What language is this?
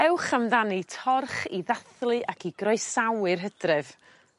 Welsh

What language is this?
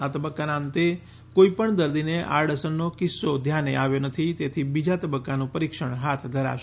Gujarati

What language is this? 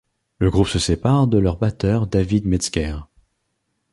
French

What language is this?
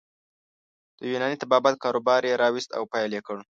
Pashto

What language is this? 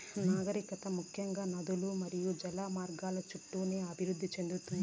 Telugu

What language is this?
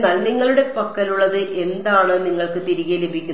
Malayalam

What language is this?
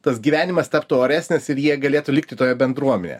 Lithuanian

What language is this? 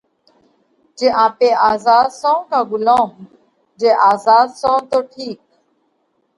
Parkari Koli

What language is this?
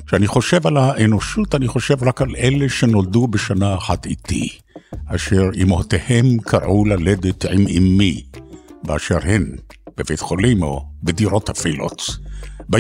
Hebrew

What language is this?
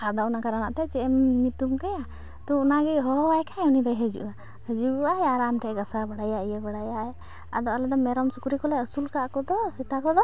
Santali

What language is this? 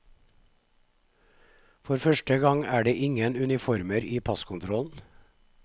Norwegian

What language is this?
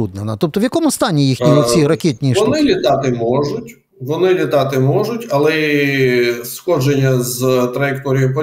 Ukrainian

